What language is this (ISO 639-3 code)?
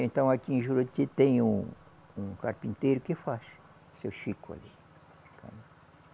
por